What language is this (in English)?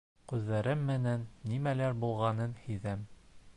Bashkir